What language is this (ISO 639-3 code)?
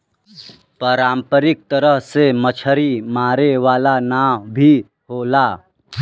bho